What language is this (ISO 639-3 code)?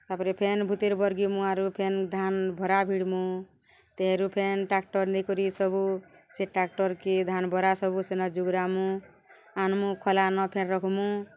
ori